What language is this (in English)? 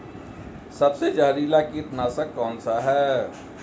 Hindi